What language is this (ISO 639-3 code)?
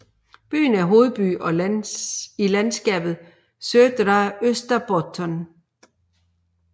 dan